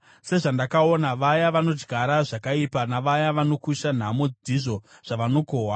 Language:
Shona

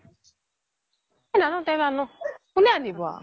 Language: Assamese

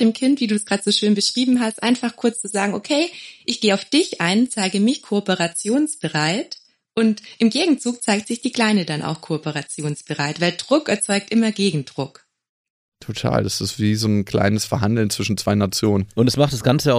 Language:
German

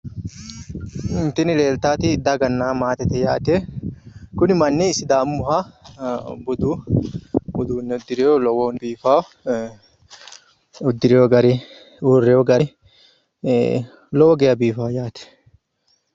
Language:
Sidamo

